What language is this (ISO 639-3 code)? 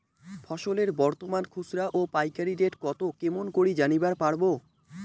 ben